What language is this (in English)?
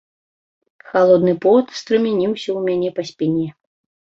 Belarusian